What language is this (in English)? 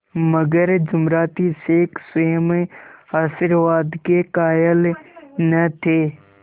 Hindi